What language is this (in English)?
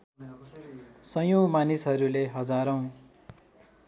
Nepali